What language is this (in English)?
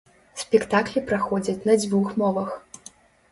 Belarusian